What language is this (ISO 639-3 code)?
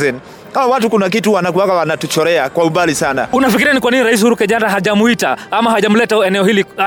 swa